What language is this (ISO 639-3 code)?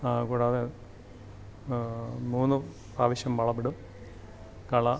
mal